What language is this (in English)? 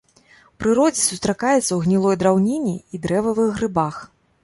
Belarusian